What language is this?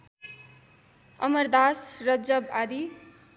Nepali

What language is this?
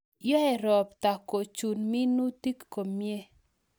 Kalenjin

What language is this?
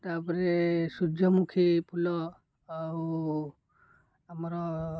Odia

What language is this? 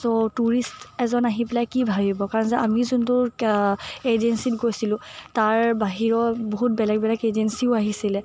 Assamese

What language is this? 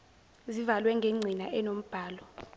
Zulu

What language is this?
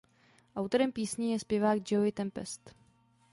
Czech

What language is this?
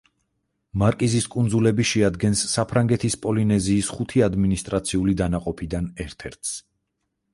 Georgian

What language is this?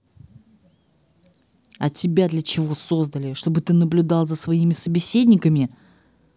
Russian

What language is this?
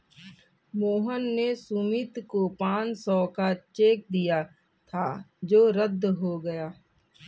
Hindi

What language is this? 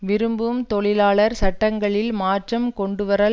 Tamil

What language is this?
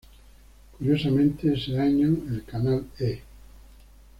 Spanish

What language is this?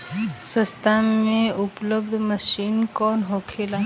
Bhojpuri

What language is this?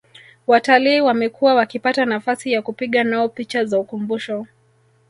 Swahili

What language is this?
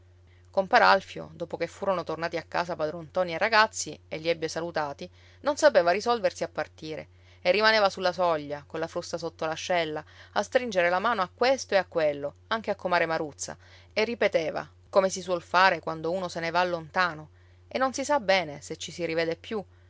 Italian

